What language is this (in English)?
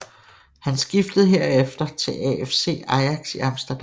Danish